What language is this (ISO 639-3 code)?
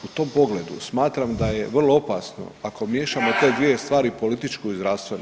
hrv